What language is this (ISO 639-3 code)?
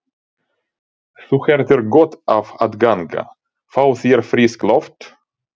isl